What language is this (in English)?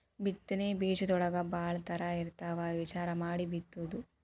Kannada